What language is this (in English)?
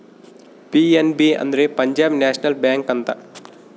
Kannada